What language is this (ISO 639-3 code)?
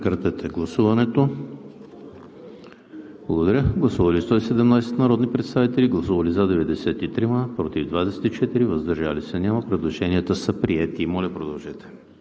bul